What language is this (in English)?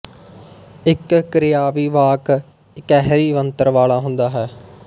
Punjabi